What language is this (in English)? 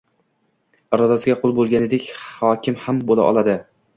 Uzbek